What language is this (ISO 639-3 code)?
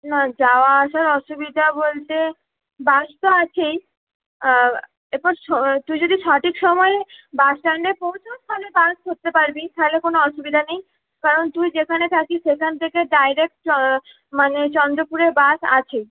ben